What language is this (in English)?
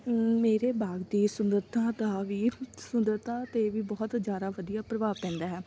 Punjabi